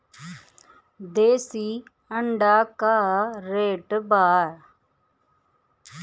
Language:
Bhojpuri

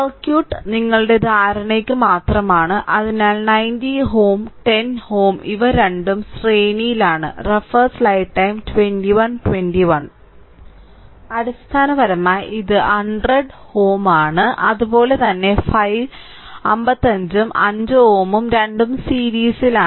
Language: Malayalam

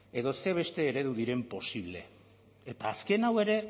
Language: Basque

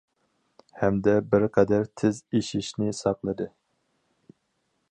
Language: Uyghur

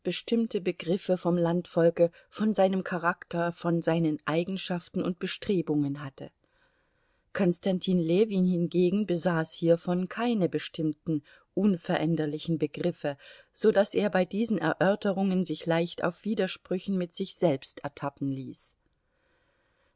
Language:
German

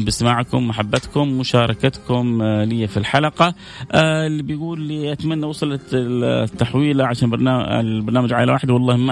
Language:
Arabic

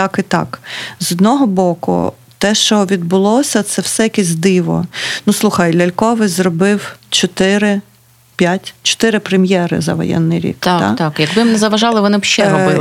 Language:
Ukrainian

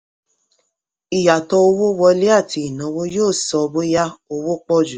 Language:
Yoruba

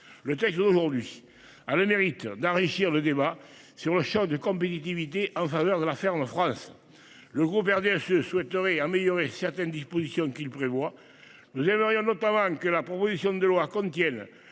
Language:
French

